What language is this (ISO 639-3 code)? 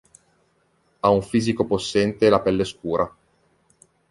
ita